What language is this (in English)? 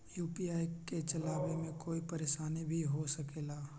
Magahi